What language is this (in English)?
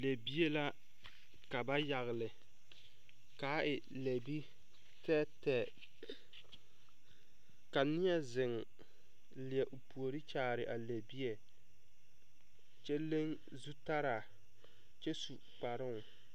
Southern Dagaare